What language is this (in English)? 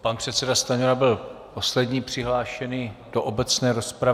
Czech